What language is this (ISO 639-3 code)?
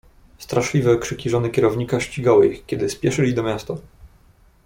pol